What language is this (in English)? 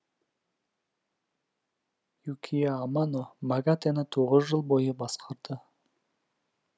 Kazakh